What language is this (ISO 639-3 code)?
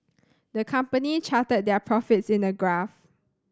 eng